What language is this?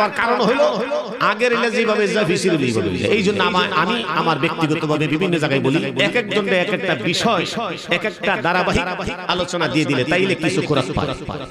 Arabic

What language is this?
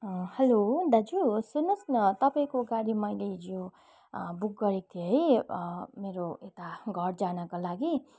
Nepali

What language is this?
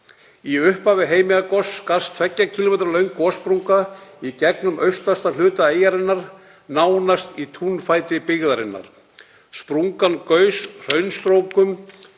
Icelandic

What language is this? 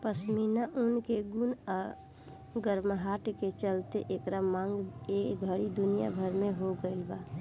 Bhojpuri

